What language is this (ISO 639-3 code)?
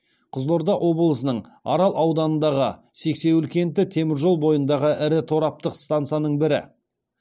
kaz